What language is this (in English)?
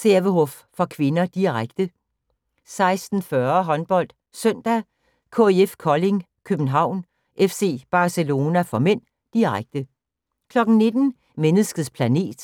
Danish